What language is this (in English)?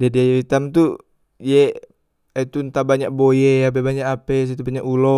Musi